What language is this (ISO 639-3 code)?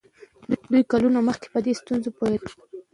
pus